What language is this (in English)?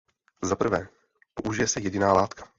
Czech